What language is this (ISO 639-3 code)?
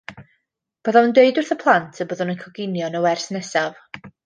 cym